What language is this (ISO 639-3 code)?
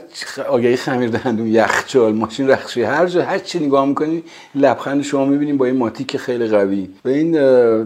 fas